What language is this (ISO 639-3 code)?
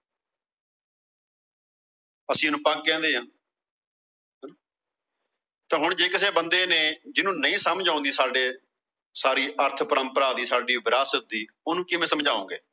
pan